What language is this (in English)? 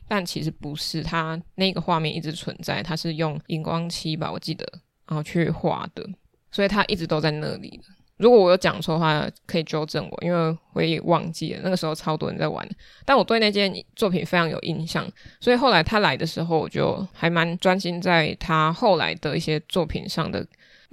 Chinese